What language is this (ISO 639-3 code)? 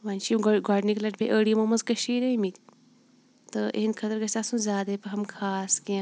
kas